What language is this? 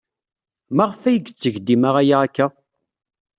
Kabyle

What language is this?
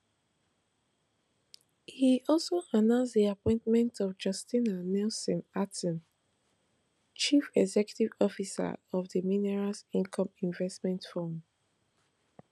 Nigerian Pidgin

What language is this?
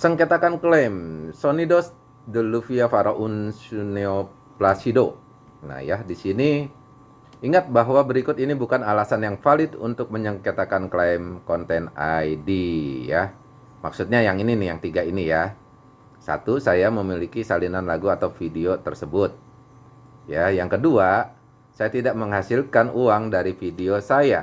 Indonesian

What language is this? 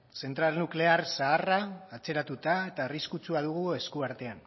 Basque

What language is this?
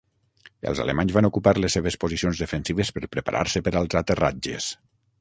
Catalan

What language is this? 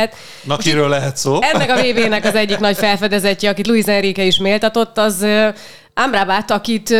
Hungarian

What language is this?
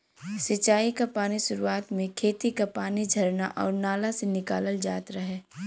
Bhojpuri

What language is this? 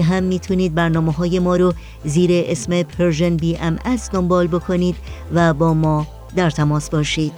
Persian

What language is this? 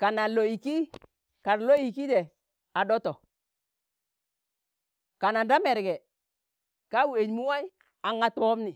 Tangale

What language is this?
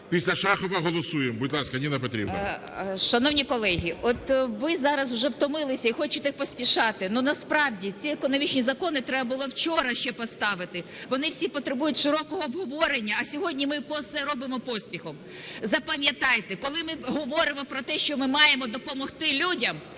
Ukrainian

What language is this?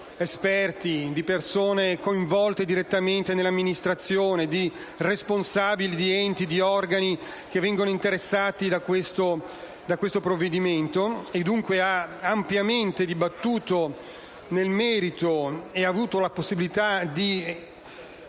Italian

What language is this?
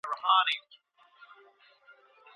Pashto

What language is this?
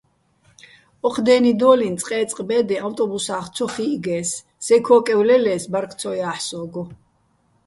Bats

